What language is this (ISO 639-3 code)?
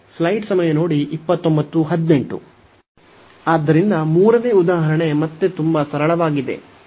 kan